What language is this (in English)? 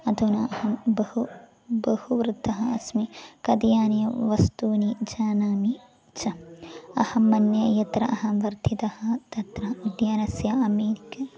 Sanskrit